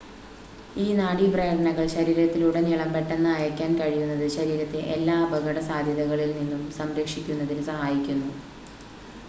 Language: Malayalam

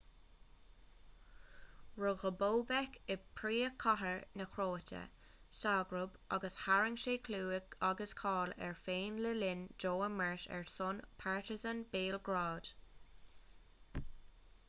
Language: Irish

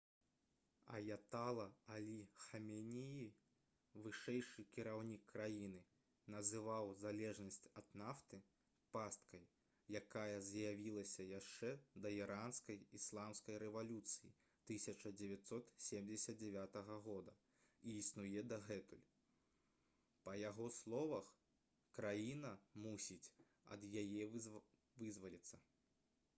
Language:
Belarusian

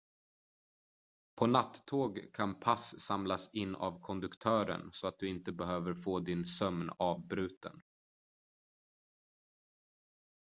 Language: Swedish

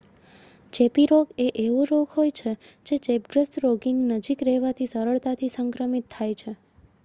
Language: Gujarati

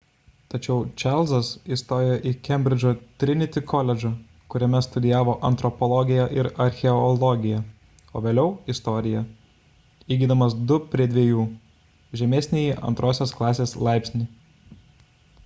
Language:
Lithuanian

